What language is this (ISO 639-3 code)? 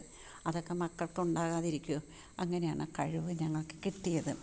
mal